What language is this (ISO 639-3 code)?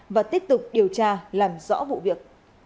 vie